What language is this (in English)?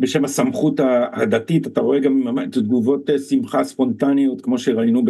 Hebrew